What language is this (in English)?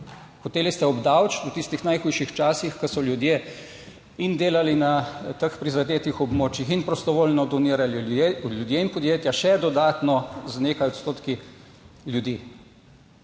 Slovenian